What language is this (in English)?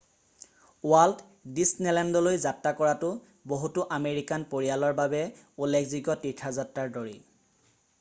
Assamese